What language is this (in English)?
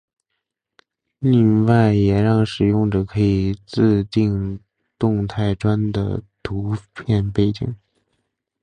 Chinese